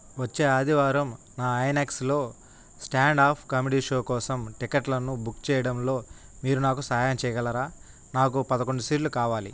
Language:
Telugu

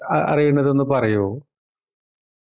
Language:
Malayalam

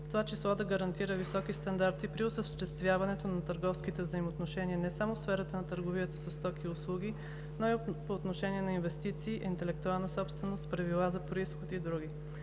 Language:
Bulgarian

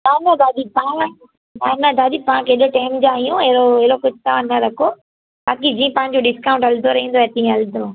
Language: Sindhi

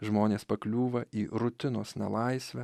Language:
Lithuanian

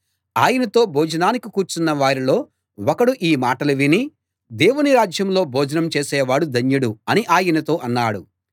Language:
Telugu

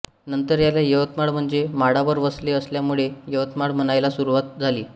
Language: Marathi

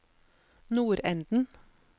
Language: Norwegian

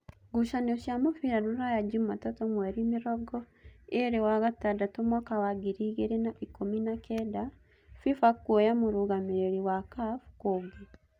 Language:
Kikuyu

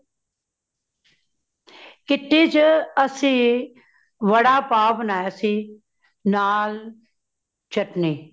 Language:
Punjabi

